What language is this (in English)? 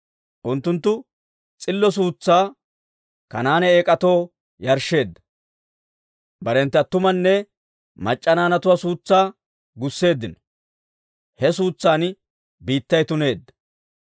Dawro